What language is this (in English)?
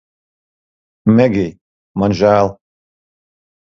Latvian